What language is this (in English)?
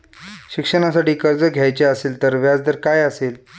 Marathi